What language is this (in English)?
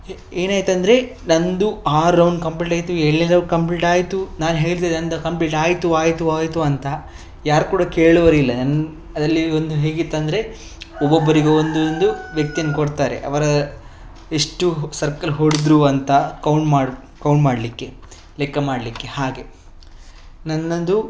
Kannada